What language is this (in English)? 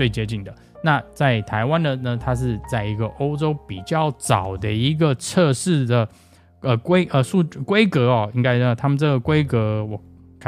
Chinese